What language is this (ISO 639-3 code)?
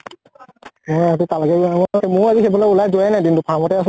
asm